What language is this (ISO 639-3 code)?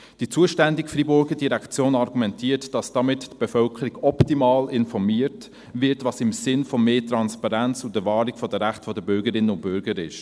gsw